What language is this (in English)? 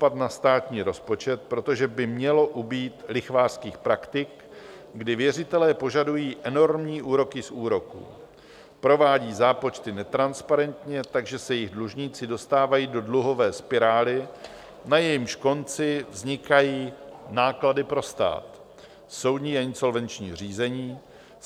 Czech